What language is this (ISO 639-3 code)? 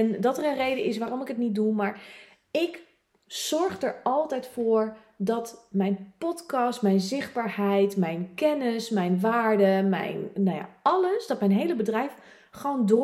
nld